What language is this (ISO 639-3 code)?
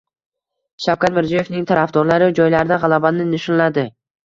uzb